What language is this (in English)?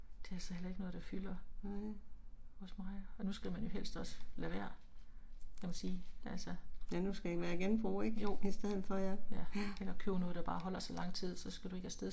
Danish